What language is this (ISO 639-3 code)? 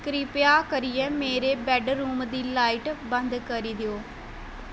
doi